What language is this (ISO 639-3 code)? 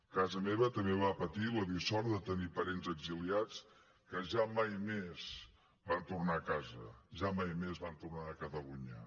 cat